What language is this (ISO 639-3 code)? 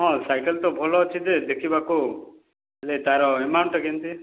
ori